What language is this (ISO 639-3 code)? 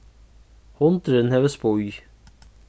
fao